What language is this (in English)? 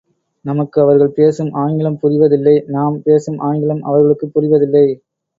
Tamil